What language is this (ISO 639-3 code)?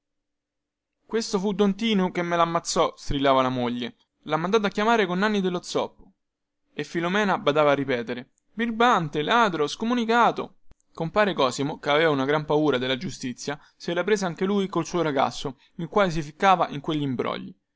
ita